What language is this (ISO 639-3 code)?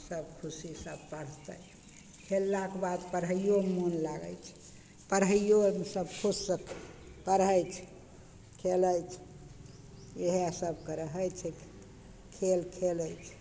mai